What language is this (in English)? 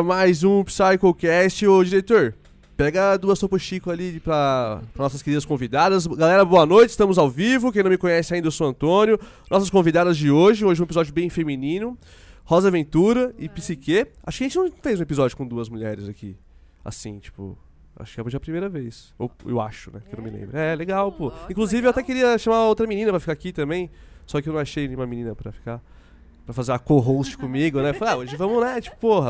Portuguese